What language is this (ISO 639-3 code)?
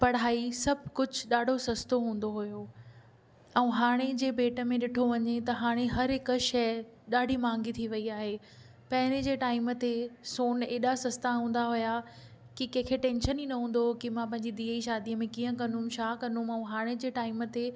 snd